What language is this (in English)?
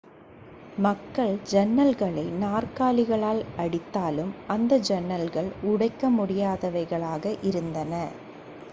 Tamil